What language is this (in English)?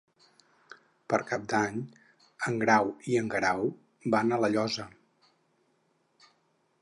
Catalan